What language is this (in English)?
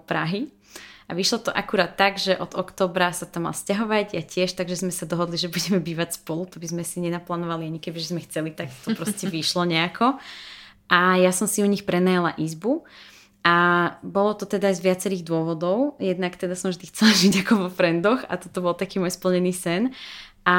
Slovak